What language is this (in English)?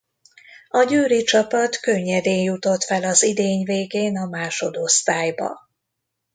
Hungarian